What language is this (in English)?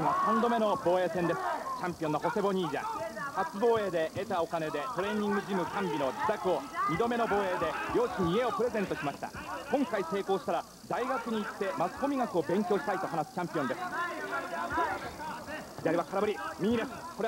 Japanese